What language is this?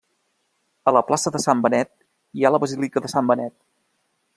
Catalan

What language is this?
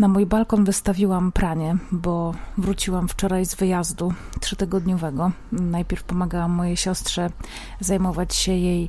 Polish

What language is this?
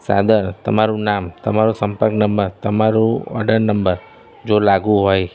Gujarati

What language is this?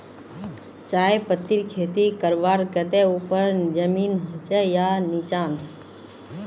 Magahi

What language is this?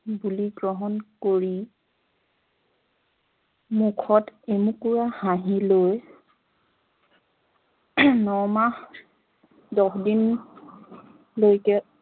Assamese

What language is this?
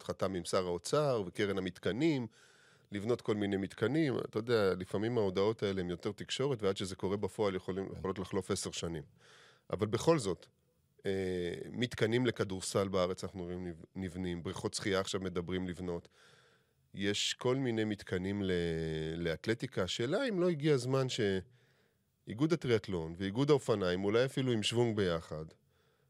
Hebrew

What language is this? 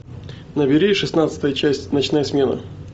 Russian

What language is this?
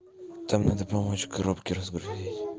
Russian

